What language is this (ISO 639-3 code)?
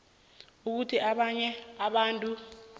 nbl